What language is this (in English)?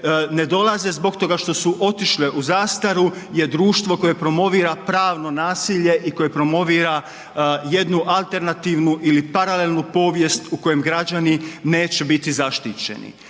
Croatian